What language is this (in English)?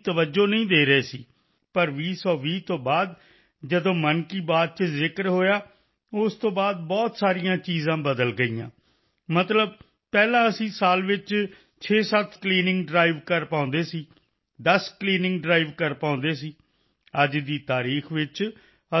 Punjabi